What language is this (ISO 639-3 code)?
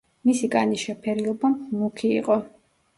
kat